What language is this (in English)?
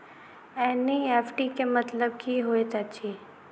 Maithili